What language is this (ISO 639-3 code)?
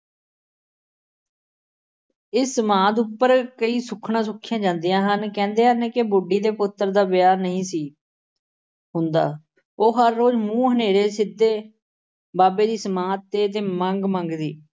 pan